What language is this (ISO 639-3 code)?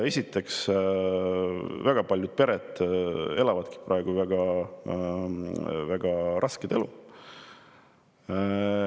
est